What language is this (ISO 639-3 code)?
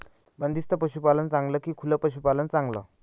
mar